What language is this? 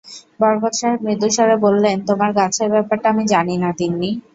Bangla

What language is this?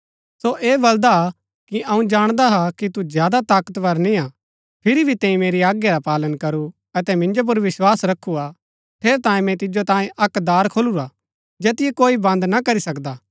Gaddi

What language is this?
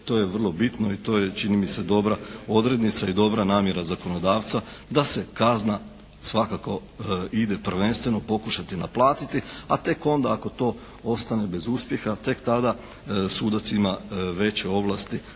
Croatian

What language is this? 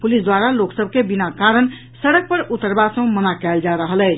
Maithili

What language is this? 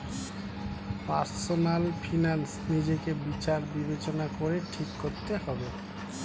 Bangla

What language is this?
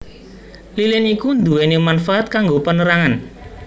Javanese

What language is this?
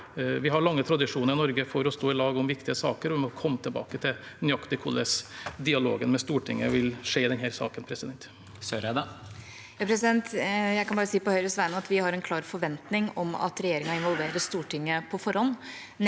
Norwegian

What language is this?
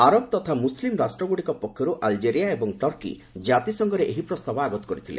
Odia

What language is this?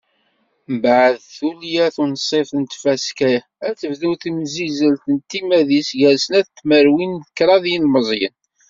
Kabyle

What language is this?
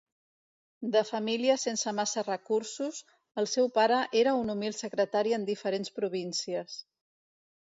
Catalan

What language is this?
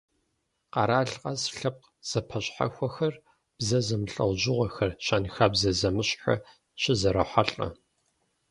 Kabardian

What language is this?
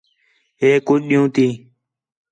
Khetrani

